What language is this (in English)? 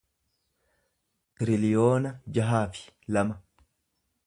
Oromo